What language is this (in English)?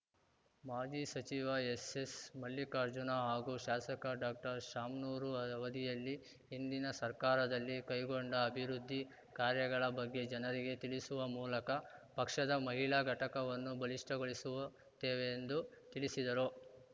Kannada